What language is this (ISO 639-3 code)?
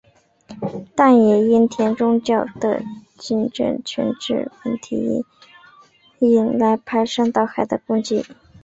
zho